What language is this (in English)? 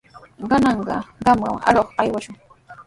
Sihuas Ancash Quechua